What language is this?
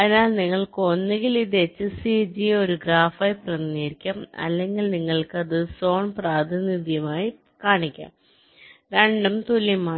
Malayalam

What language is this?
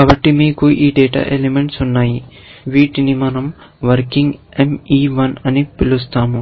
Telugu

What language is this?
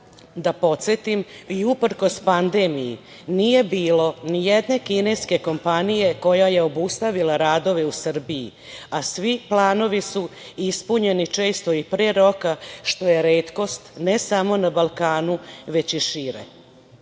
Serbian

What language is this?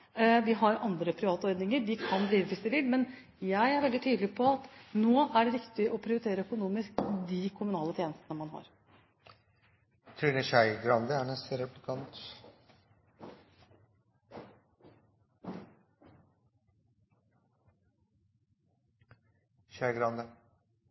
Norwegian Bokmål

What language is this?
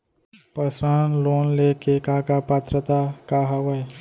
Chhattisgarhi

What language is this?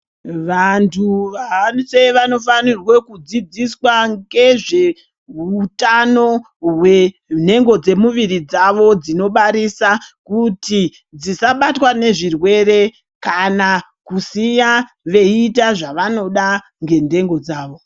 Ndau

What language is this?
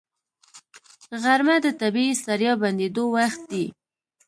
Pashto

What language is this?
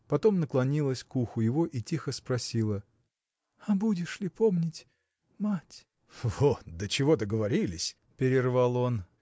Russian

